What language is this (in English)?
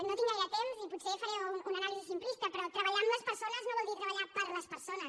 Catalan